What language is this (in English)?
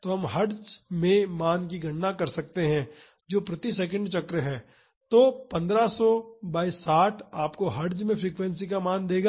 Hindi